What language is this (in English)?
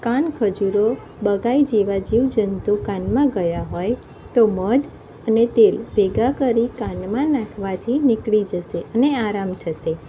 Gujarati